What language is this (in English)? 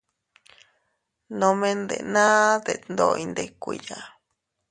Teutila Cuicatec